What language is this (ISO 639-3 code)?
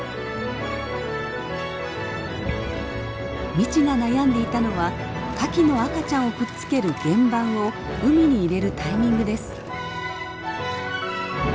jpn